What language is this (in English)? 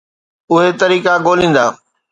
Sindhi